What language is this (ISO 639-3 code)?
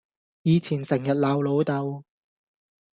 yue